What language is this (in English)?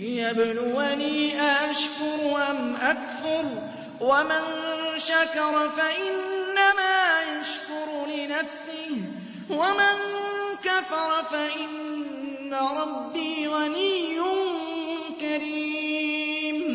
Arabic